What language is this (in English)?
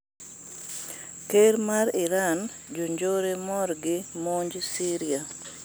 Luo (Kenya and Tanzania)